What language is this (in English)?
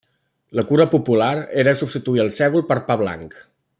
Catalan